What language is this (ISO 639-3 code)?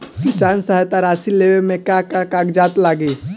bho